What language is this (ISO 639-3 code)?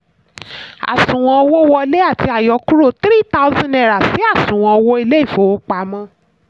yor